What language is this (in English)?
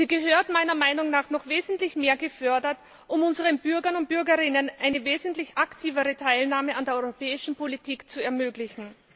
German